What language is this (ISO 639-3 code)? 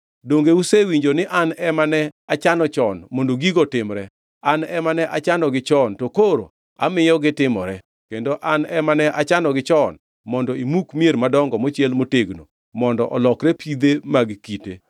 luo